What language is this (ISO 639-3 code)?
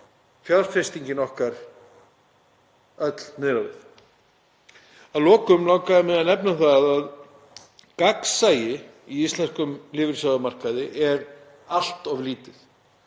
isl